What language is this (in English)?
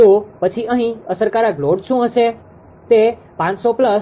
Gujarati